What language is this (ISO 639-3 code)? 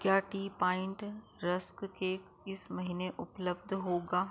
hin